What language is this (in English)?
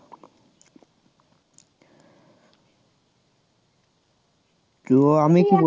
Bangla